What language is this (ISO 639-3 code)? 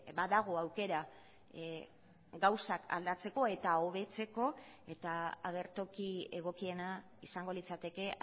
eus